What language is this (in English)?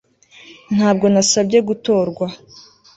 Kinyarwanda